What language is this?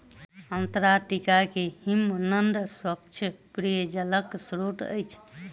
Maithili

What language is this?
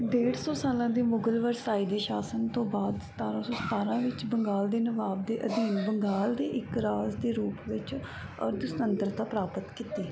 Punjabi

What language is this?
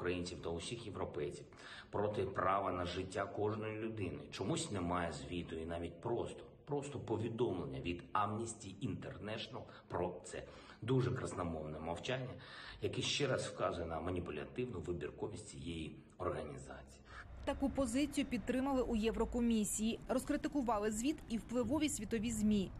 Ukrainian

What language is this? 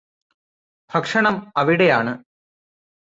Malayalam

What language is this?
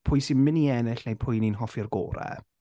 Welsh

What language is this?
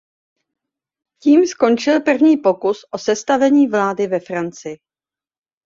Czech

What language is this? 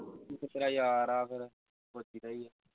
Punjabi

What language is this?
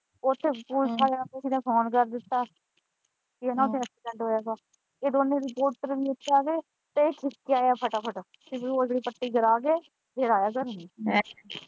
Punjabi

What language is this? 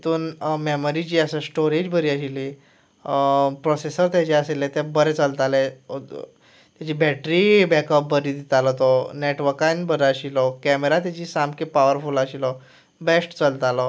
Konkani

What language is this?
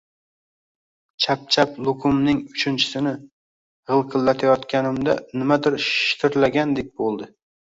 Uzbek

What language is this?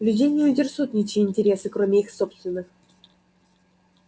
Russian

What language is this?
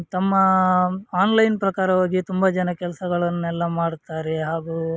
Kannada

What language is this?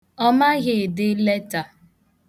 Igbo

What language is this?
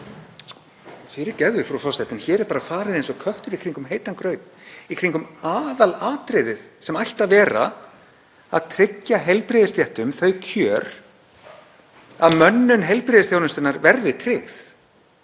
Icelandic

